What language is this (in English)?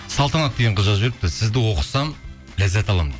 Kazakh